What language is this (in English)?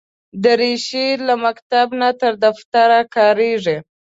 Pashto